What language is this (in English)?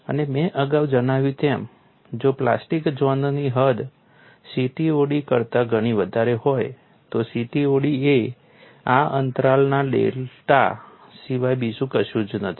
Gujarati